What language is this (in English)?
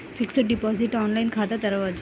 Telugu